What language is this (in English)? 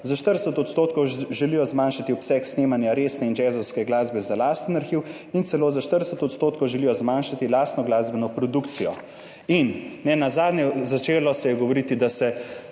Slovenian